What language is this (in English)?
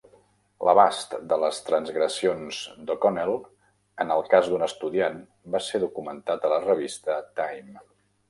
Catalan